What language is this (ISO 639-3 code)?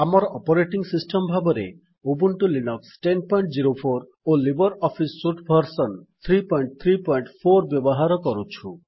ori